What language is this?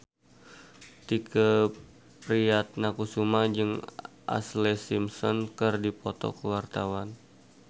Sundanese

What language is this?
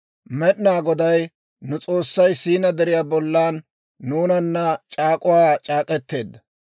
Dawro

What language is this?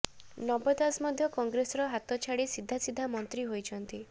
Odia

